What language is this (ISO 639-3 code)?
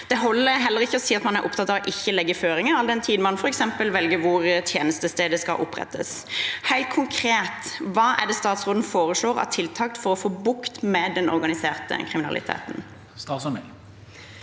nor